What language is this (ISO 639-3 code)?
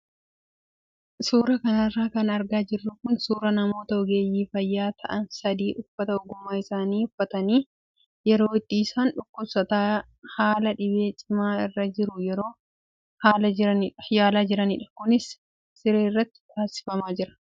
orm